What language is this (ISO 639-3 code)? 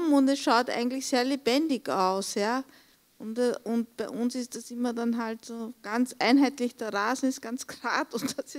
deu